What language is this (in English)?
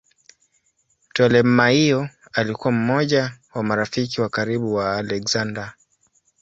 Swahili